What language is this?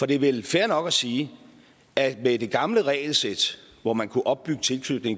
Danish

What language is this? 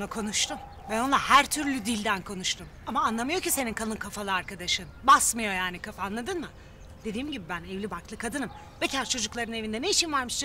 Turkish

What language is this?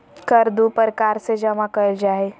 Magahi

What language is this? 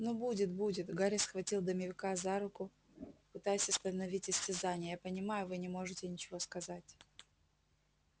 Russian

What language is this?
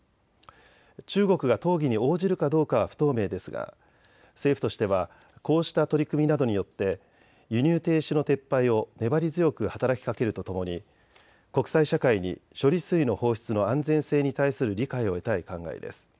Japanese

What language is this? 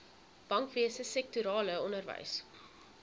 Afrikaans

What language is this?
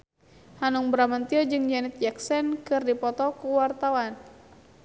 Sundanese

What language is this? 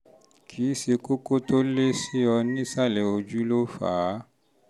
Yoruba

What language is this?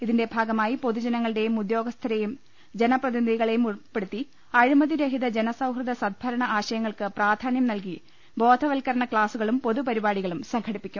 Malayalam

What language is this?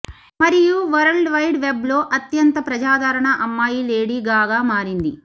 Telugu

